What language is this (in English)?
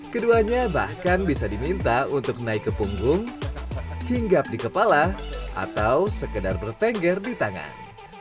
Indonesian